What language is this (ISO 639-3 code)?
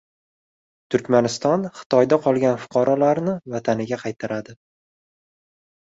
uzb